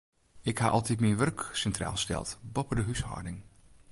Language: Western Frisian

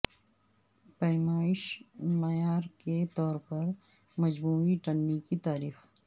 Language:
Urdu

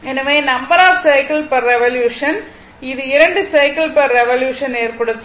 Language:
Tamil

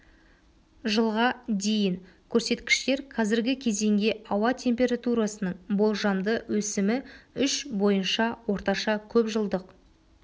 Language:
Kazakh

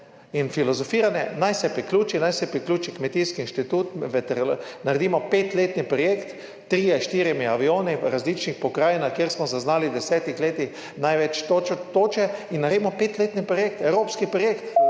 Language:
Slovenian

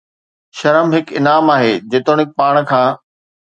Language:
Sindhi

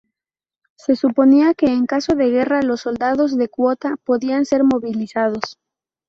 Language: Spanish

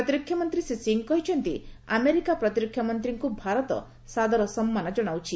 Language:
Odia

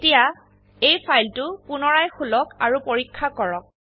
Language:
Assamese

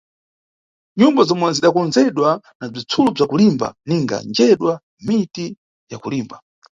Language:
Nyungwe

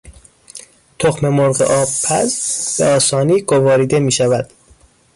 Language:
Persian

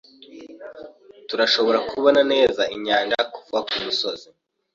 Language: Kinyarwanda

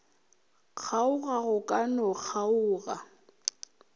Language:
Northern Sotho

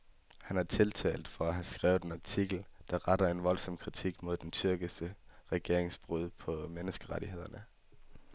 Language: Danish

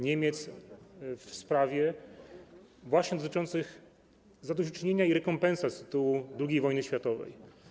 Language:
Polish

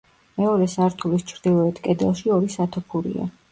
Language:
Georgian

